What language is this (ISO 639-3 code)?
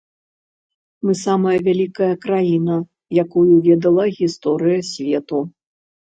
bel